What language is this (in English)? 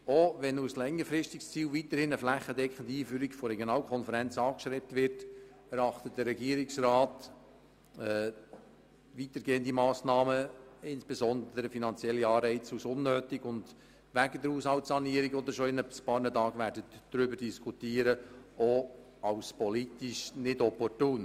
Swiss German